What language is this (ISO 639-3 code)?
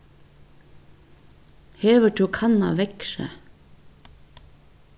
fao